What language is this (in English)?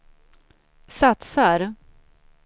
Swedish